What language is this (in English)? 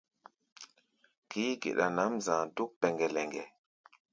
Gbaya